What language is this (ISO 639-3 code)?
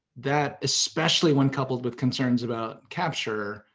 eng